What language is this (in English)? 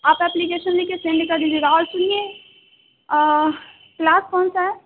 Urdu